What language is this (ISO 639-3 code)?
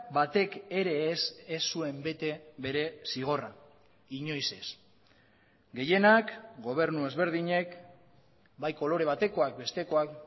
eus